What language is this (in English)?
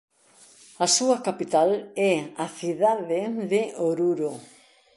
Galician